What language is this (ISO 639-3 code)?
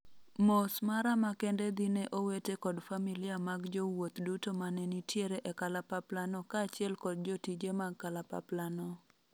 luo